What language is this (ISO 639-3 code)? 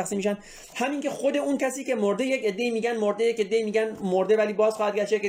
fas